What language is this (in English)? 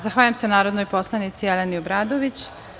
Serbian